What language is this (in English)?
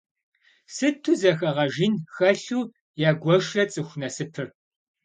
Kabardian